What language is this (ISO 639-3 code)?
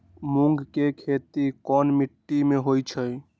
mag